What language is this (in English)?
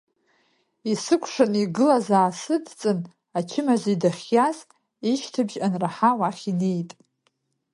Abkhazian